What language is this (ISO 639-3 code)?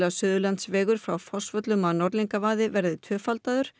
isl